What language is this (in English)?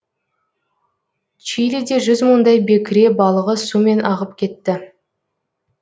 Kazakh